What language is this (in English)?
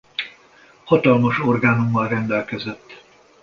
Hungarian